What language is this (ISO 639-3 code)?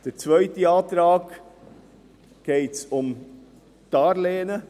gsw